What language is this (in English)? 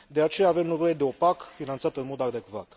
Romanian